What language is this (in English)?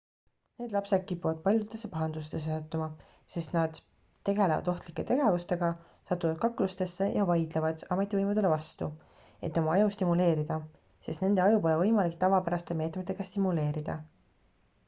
Estonian